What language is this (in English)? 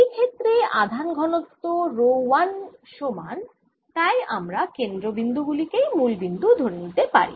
Bangla